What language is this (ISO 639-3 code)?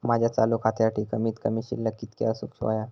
mar